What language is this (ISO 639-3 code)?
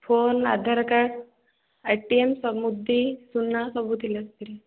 ori